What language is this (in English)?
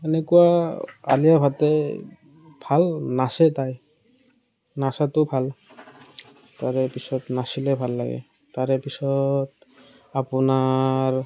Assamese